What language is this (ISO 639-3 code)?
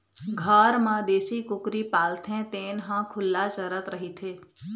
hne